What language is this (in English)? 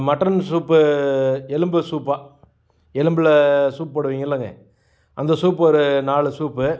Tamil